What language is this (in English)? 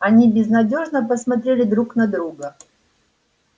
Russian